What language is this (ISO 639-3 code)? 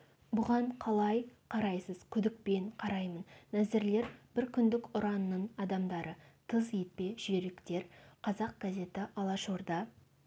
kaz